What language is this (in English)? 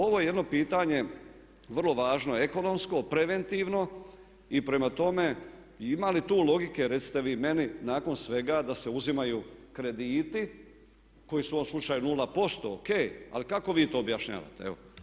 Croatian